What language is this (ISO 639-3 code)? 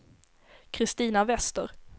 swe